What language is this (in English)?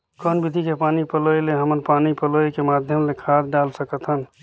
Chhattisgarhi